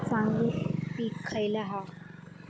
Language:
Marathi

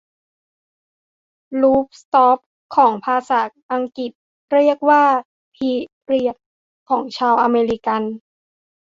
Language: Thai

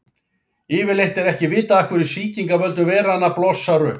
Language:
Icelandic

